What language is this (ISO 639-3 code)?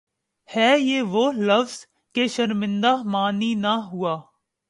urd